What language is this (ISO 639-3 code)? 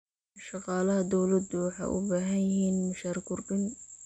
som